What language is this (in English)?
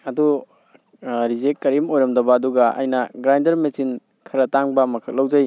Manipuri